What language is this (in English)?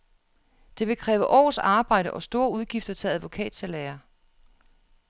Danish